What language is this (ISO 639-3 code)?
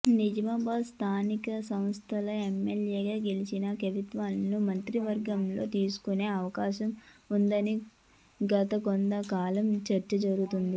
tel